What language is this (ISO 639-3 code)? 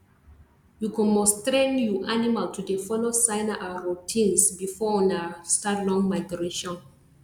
pcm